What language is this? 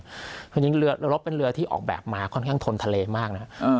Thai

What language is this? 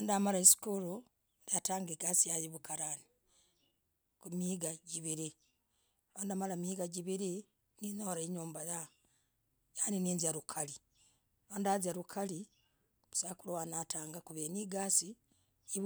Logooli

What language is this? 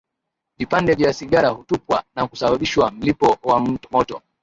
Swahili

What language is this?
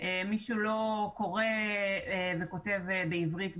Hebrew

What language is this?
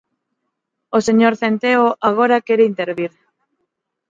Galician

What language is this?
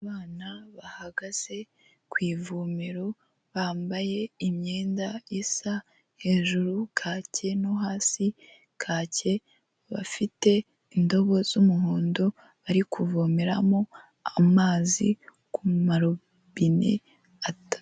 Kinyarwanda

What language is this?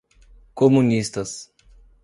Portuguese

